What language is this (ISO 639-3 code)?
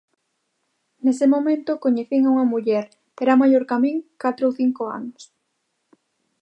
glg